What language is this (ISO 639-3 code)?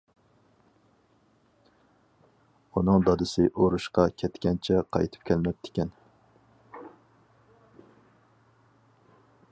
uig